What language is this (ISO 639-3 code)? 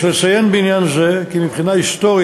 heb